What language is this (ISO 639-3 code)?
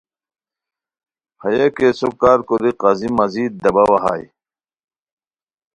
khw